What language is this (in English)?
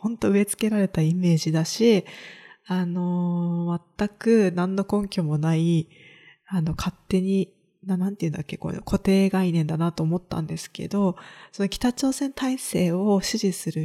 Japanese